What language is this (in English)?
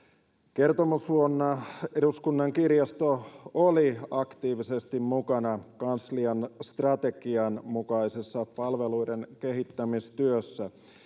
Finnish